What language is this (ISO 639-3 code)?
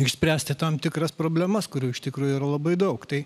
lit